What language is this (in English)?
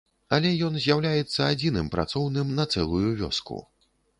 Belarusian